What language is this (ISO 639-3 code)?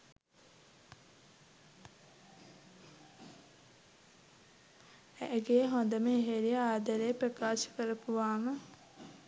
sin